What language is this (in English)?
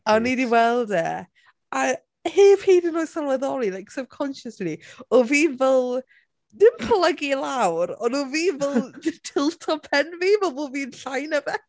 Welsh